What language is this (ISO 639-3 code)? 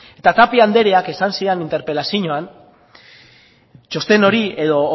eus